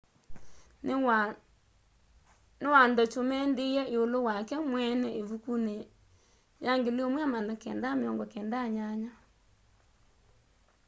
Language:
Kamba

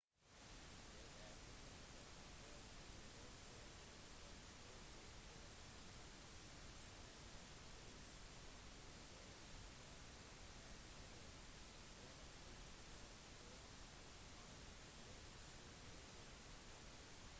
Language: Norwegian Bokmål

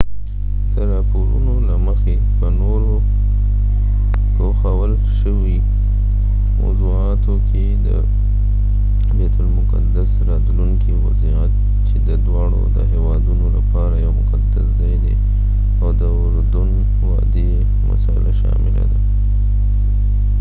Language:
Pashto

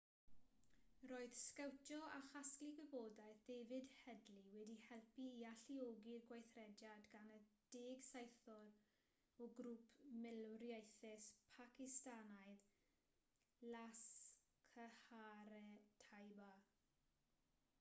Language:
Welsh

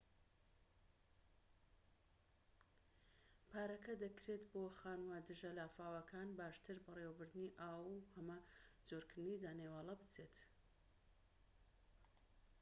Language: Central Kurdish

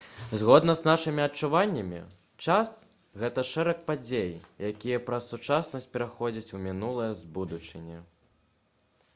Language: Belarusian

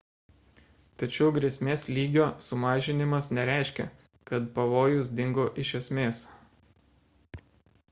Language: Lithuanian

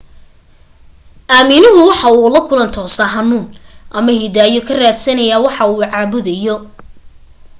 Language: Somali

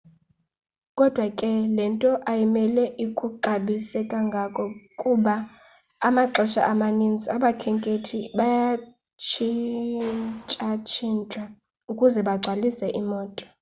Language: Xhosa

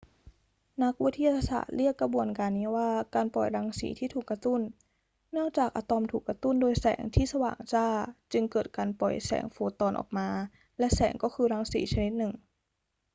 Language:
Thai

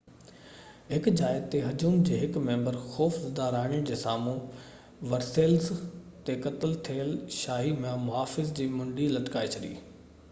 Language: Sindhi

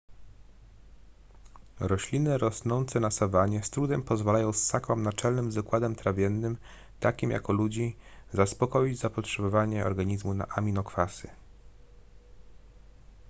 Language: Polish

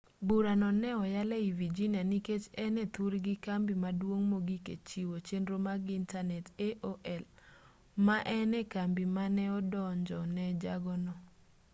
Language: Luo (Kenya and Tanzania)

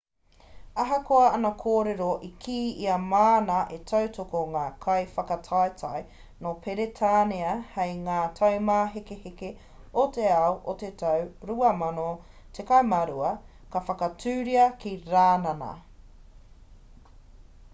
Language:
Māori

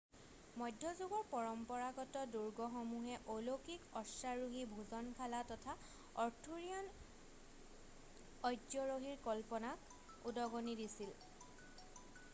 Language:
Assamese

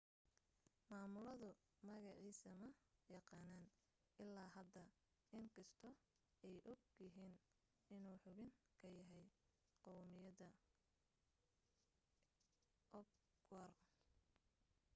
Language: Somali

